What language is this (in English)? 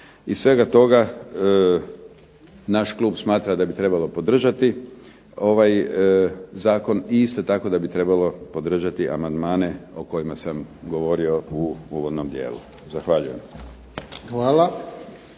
Croatian